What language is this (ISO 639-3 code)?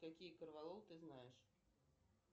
rus